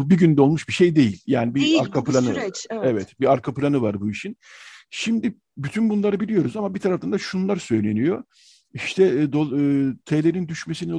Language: Turkish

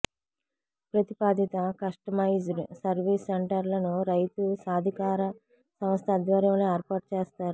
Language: Telugu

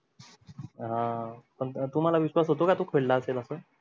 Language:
Marathi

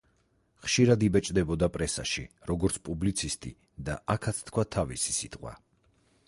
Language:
Georgian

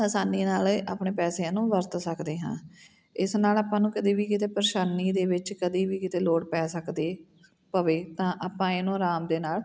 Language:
Punjabi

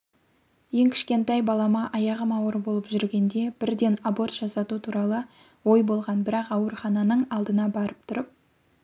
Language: Kazakh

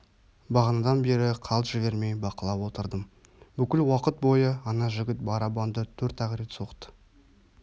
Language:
Kazakh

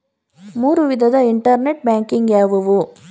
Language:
Kannada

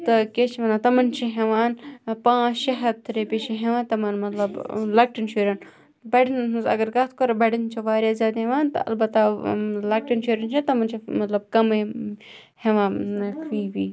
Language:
Kashmiri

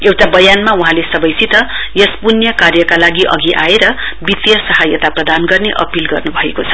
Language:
Nepali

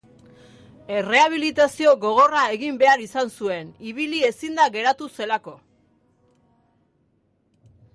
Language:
Basque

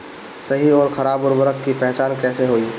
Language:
Bhojpuri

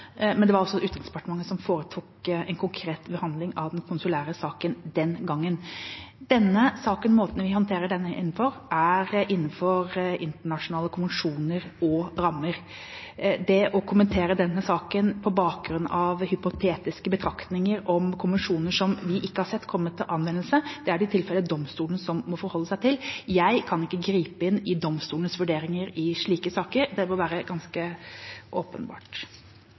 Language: Norwegian Bokmål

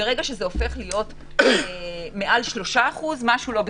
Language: Hebrew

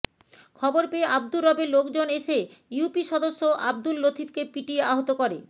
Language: Bangla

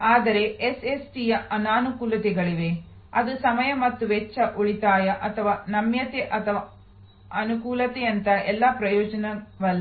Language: Kannada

